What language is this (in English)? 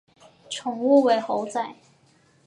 Chinese